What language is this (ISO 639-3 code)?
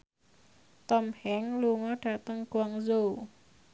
jav